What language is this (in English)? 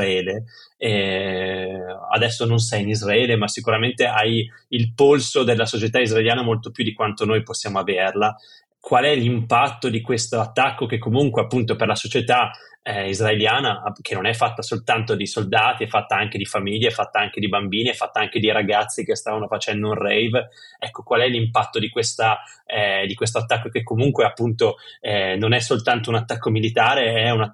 Italian